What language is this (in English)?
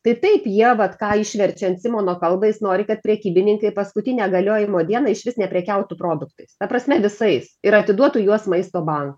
Lithuanian